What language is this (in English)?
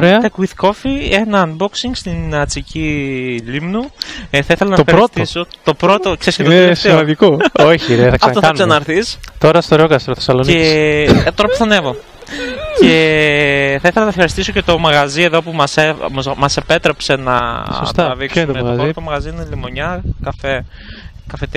Greek